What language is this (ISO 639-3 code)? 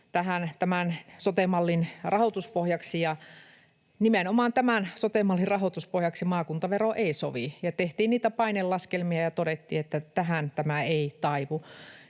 fin